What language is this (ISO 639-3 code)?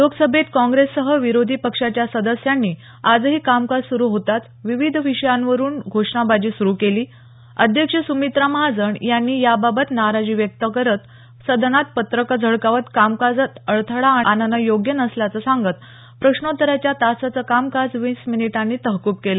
mar